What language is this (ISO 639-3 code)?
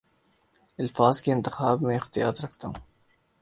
urd